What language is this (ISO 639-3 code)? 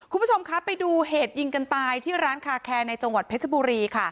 tha